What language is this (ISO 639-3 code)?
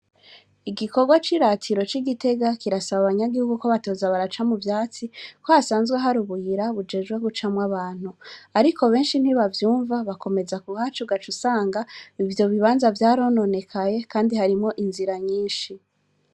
run